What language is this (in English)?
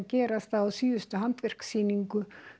Icelandic